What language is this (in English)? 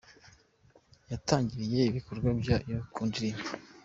Kinyarwanda